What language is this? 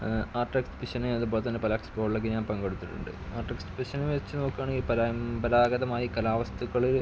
Malayalam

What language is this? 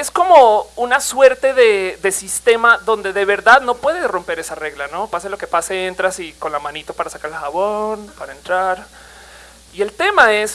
Spanish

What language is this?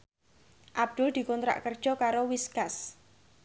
Javanese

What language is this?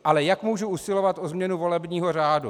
Czech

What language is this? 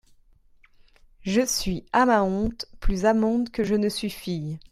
French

